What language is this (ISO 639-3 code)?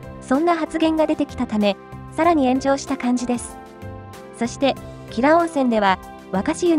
jpn